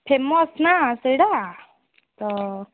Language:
Odia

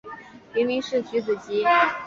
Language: Chinese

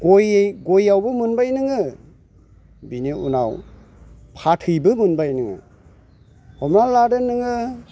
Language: Bodo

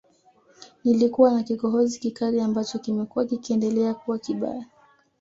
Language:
Swahili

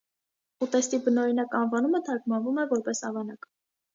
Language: Armenian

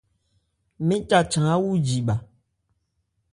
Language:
Ebrié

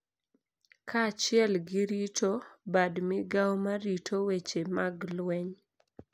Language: Luo (Kenya and Tanzania)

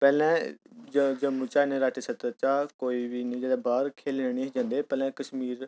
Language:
Dogri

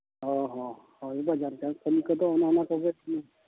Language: Santali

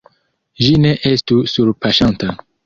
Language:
Esperanto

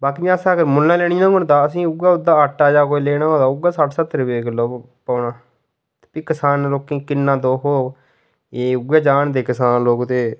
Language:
Dogri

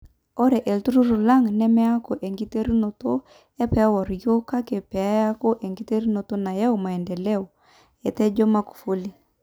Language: Masai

